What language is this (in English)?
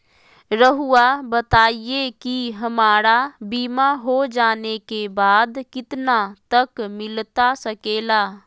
Magahi